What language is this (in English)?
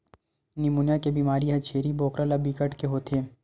Chhattisgarhi